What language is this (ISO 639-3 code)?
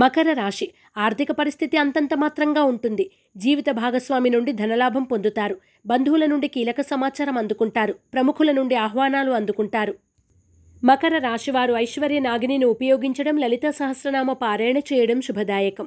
tel